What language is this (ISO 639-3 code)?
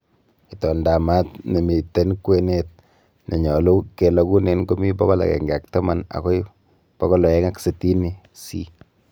kln